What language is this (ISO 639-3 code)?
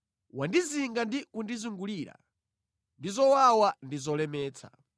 nya